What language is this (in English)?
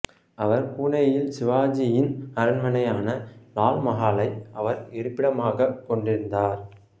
Tamil